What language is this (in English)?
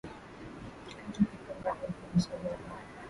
Swahili